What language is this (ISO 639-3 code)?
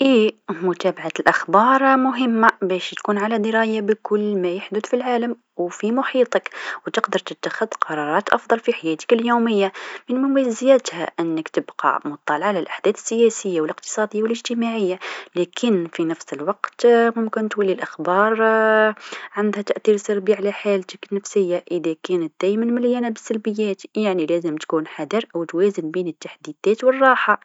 aeb